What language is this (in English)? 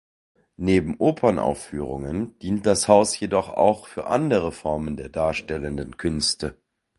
German